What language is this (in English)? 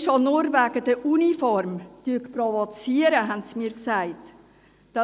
Swiss German